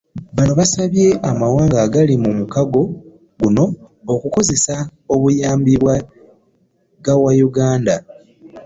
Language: Ganda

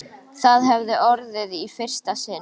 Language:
Icelandic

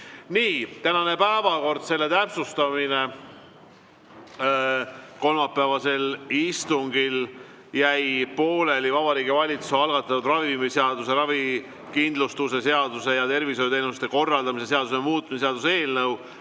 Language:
Estonian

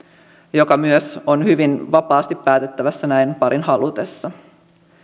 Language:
Finnish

